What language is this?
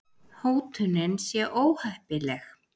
Icelandic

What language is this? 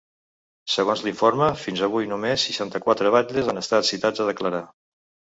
Catalan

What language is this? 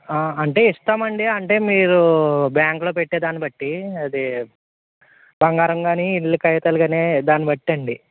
Telugu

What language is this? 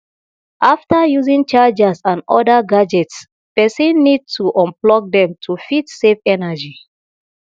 Nigerian Pidgin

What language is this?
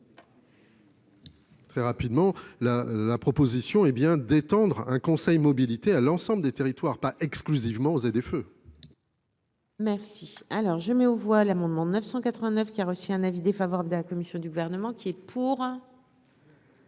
French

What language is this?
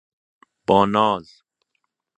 Persian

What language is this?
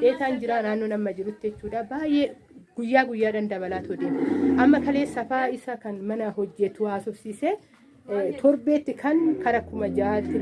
Oromo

